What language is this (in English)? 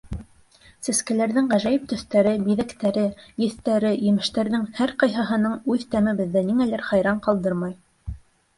Bashkir